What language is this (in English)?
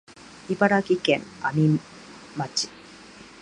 Japanese